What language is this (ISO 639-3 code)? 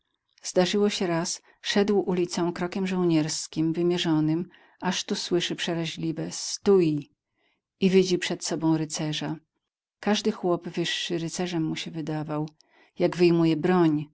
pol